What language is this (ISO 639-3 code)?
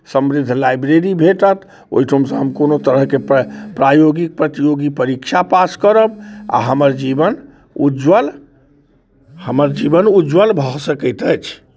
mai